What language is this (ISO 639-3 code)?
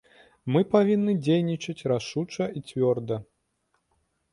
bel